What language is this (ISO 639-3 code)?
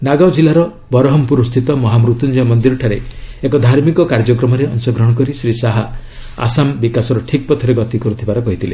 ori